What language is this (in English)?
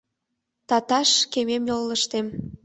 Mari